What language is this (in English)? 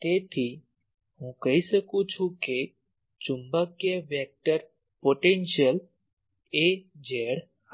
Gujarati